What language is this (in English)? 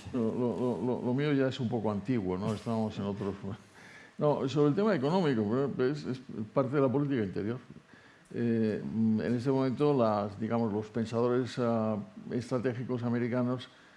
Spanish